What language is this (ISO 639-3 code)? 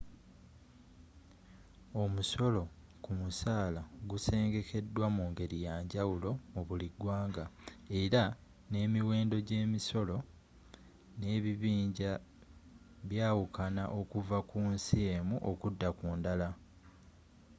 lug